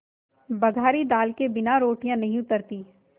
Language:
Hindi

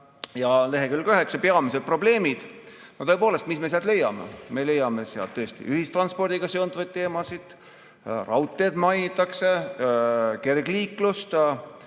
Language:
Estonian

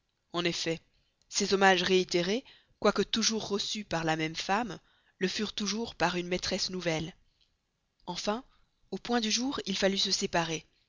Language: French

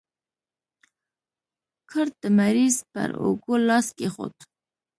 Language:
Pashto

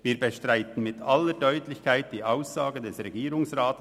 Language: Swiss German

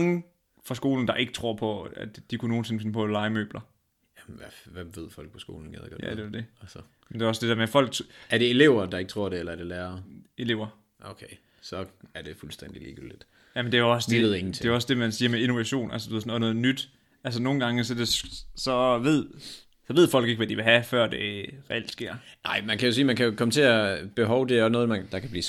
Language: Danish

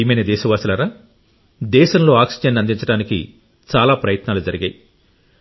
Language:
Telugu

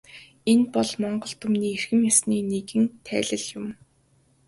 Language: Mongolian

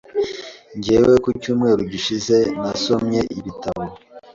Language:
Kinyarwanda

